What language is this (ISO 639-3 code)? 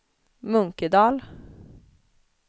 swe